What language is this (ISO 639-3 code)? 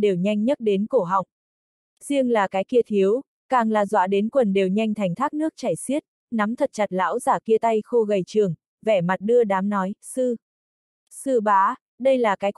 vie